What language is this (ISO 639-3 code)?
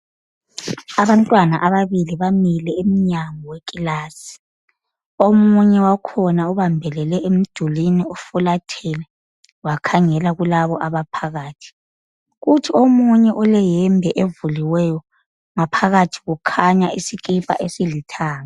nde